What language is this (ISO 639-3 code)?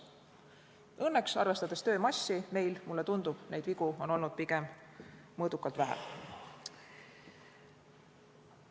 est